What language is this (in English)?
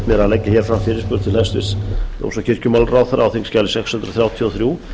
Icelandic